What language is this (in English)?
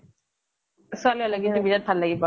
Assamese